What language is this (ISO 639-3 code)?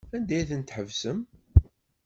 kab